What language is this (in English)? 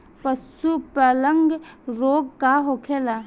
Bhojpuri